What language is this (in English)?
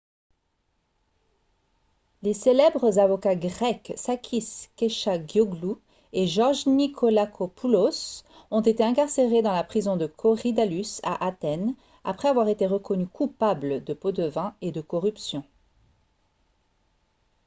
French